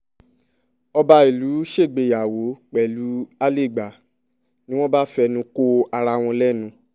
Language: Yoruba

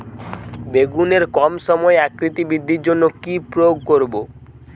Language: Bangla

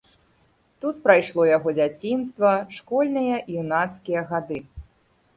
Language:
Belarusian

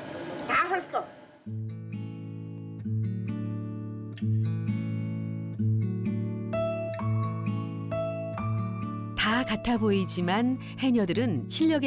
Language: Korean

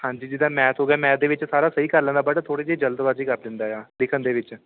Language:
Punjabi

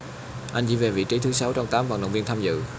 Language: Vietnamese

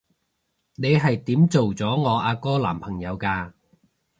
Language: Cantonese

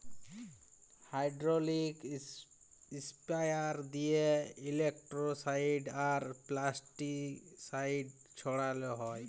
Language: Bangla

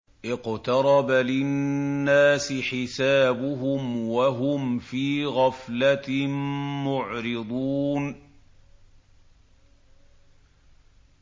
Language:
Arabic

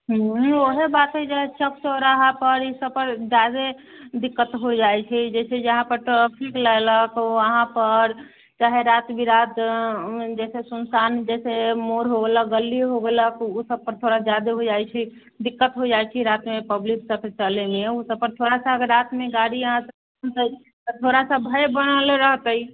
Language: Maithili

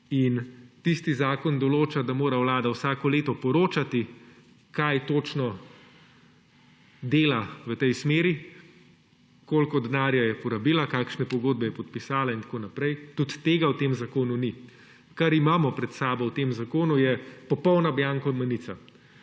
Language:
Slovenian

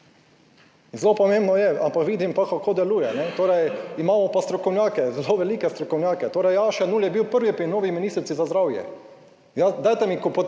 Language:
Slovenian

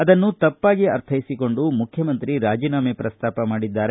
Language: Kannada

